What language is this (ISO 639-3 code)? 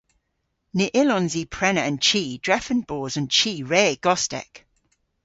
cor